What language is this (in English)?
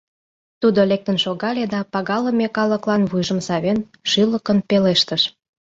Mari